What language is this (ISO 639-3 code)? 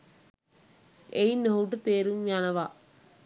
sin